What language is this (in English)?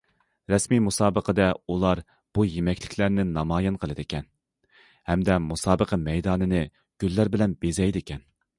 Uyghur